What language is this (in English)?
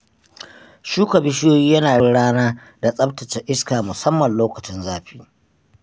Hausa